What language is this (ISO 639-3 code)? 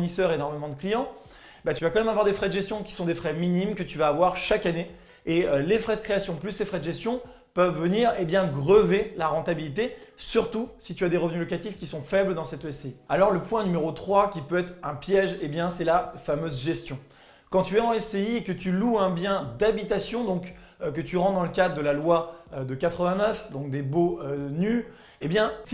fra